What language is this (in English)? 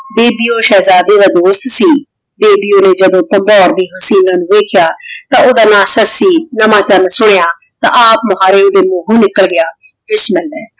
Punjabi